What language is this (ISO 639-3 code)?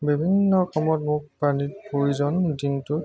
asm